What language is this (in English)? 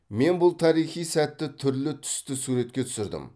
Kazakh